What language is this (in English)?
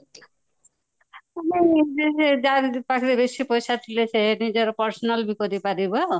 Odia